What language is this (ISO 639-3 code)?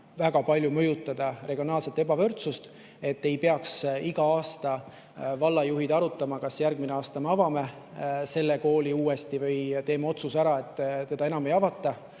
est